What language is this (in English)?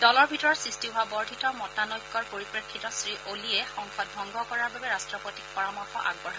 Assamese